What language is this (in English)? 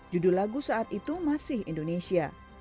Indonesian